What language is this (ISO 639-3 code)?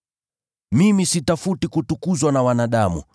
swa